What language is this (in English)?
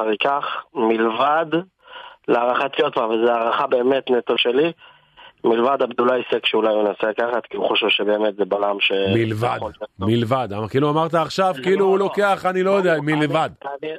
Hebrew